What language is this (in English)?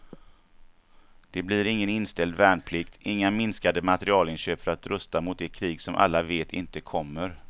Swedish